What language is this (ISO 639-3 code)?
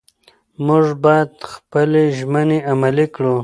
pus